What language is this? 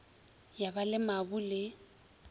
Northern Sotho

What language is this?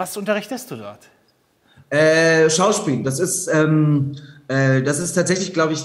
German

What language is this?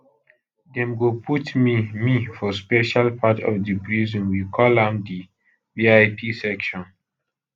Nigerian Pidgin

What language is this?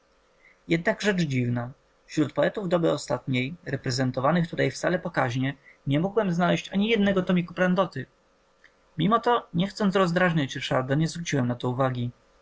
Polish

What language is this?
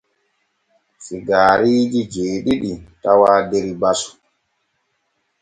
Borgu Fulfulde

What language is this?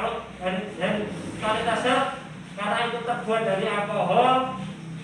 Indonesian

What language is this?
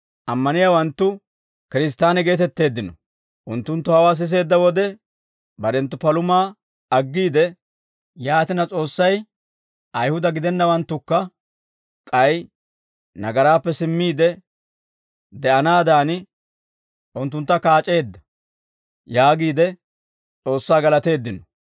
Dawro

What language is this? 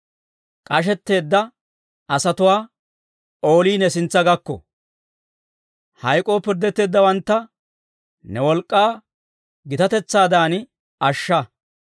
Dawro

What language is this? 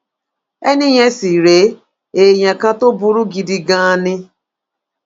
Yoruba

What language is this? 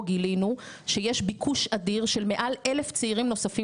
Hebrew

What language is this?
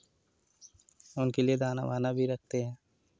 Hindi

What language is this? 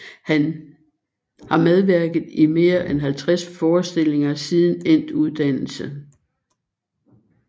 Danish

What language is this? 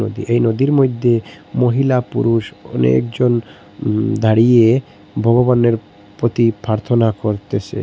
Bangla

